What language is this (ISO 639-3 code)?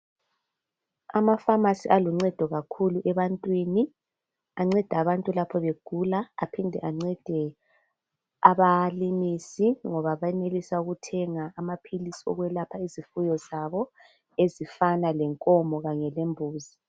nde